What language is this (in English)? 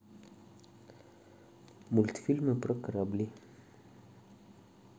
Russian